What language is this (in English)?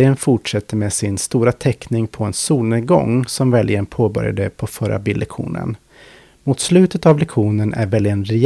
Swedish